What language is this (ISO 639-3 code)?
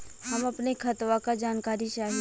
bho